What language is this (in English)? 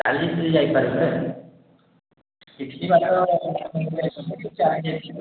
Odia